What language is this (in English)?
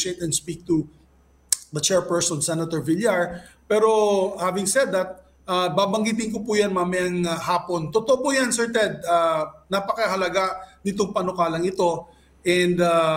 Filipino